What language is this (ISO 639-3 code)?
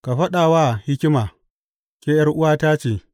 hau